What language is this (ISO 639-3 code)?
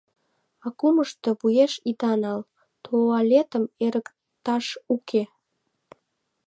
chm